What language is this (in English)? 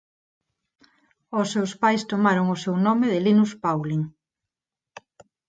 Galician